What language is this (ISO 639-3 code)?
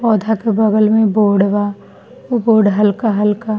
bho